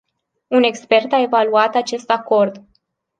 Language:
Romanian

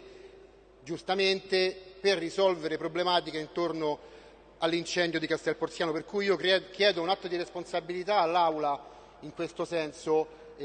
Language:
Italian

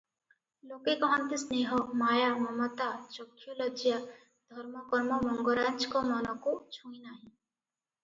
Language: Odia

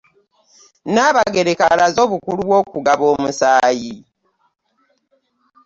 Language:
Ganda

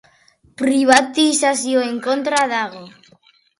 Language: Basque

